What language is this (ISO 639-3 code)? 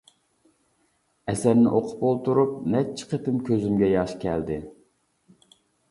uig